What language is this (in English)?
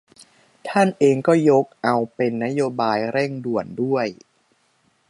Thai